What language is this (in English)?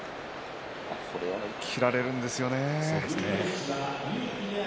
Japanese